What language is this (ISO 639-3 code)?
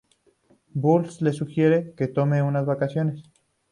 spa